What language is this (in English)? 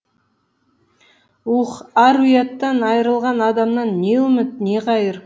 Kazakh